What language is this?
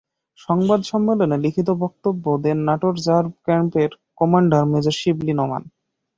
Bangla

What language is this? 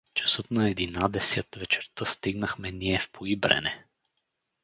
Bulgarian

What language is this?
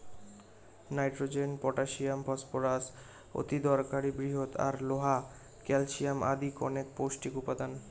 Bangla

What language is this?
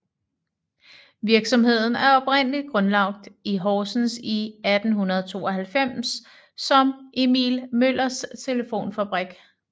Danish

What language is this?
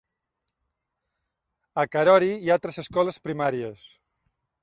Catalan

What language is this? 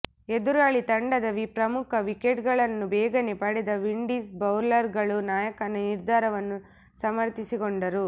Kannada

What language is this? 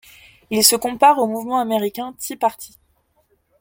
French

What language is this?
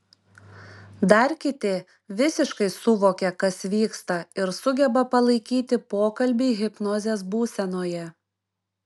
Lithuanian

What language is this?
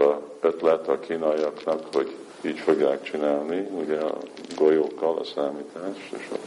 Hungarian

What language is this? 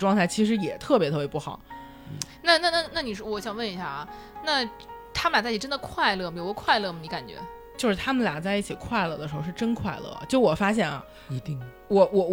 Chinese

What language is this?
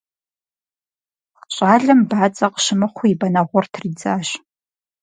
Kabardian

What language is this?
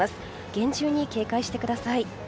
Japanese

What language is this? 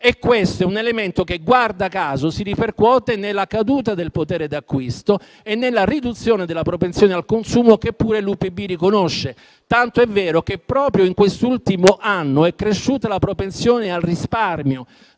Italian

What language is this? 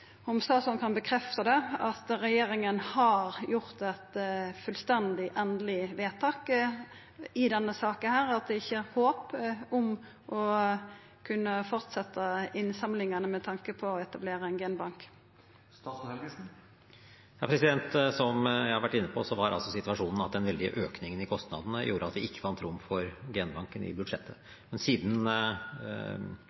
Norwegian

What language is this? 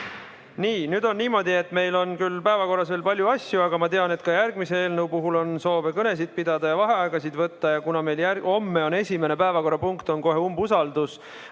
Estonian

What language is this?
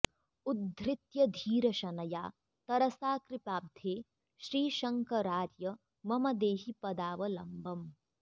Sanskrit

